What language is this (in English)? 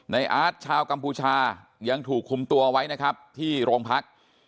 Thai